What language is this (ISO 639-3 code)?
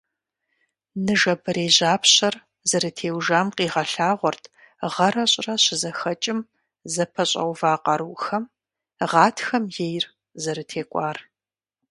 kbd